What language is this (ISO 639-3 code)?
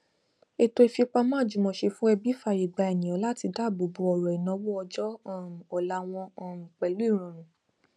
yor